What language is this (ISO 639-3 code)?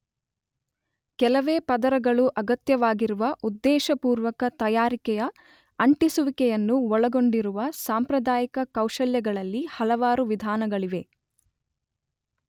kan